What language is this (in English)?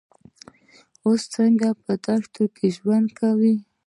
Pashto